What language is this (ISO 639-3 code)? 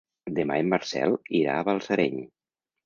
cat